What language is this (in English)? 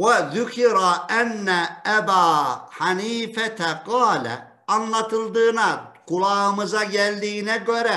Turkish